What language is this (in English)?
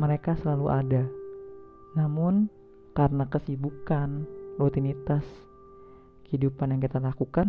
Indonesian